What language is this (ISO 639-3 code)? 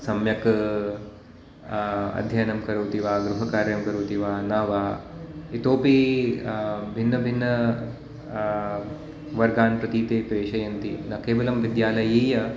san